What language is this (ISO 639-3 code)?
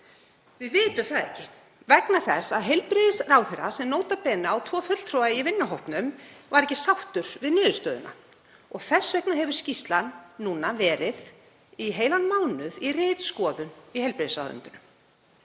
isl